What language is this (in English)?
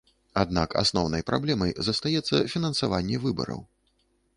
Belarusian